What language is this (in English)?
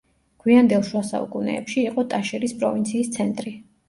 Georgian